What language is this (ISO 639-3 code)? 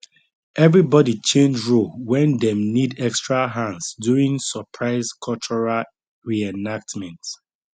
pcm